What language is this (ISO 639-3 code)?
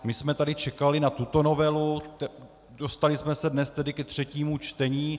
ces